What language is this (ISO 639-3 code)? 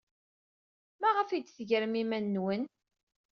kab